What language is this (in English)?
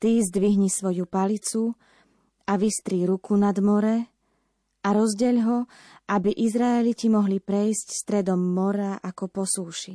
Slovak